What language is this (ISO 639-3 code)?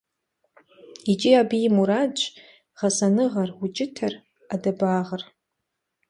kbd